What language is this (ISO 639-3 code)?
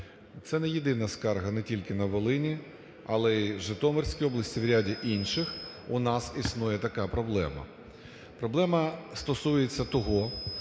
ukr